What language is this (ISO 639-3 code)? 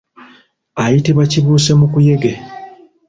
lug